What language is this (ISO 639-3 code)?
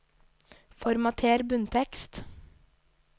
nor